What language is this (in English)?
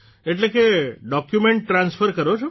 Gujarati